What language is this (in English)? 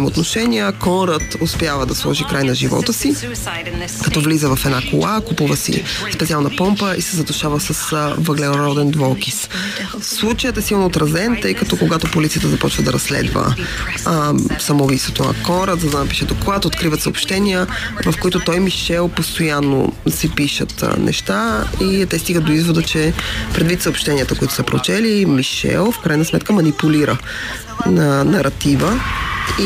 Bulgarian